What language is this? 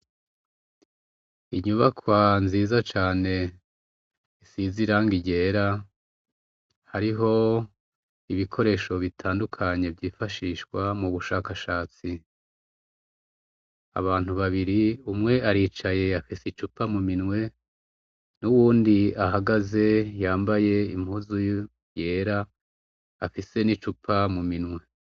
Rundi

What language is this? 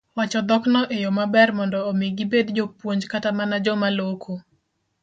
Luo (Kenya and Tanzania)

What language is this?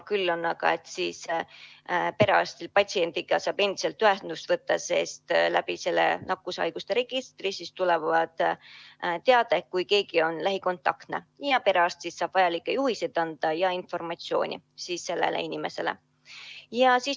Estonian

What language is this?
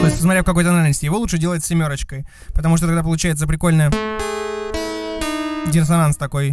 Russian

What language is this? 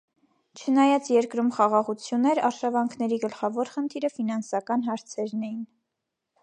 Armenian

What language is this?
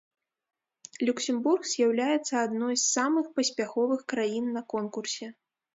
Belarusian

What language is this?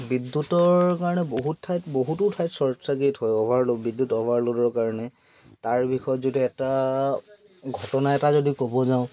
Assamese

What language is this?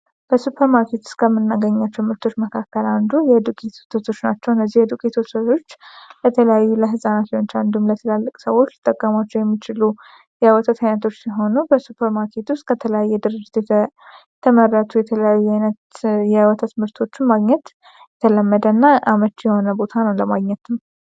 Amharic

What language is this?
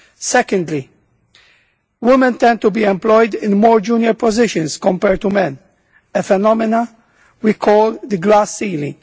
English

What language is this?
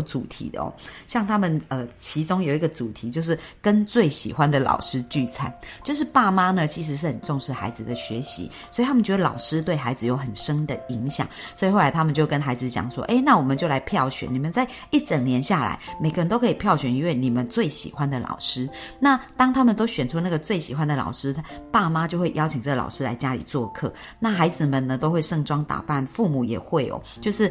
Chinese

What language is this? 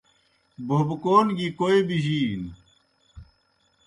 Kohistani Shina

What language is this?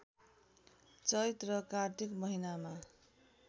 Nepali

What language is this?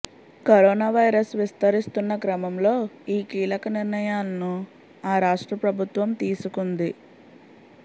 Telugu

